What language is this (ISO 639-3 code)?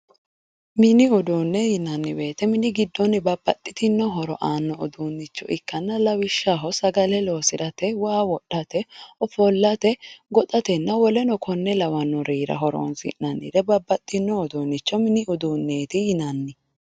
sid